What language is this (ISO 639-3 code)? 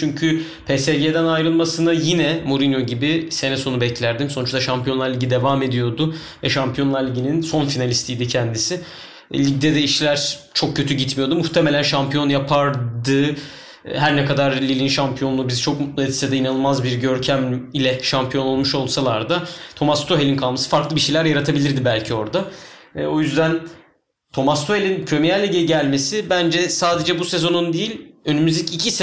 tur